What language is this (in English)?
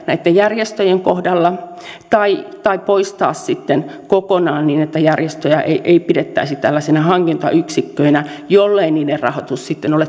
Finnish